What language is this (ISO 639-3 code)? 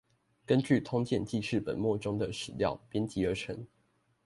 zho